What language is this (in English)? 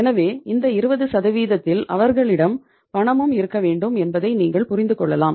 Tamil